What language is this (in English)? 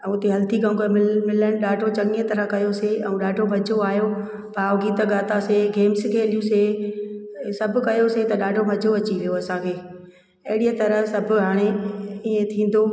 Sindhi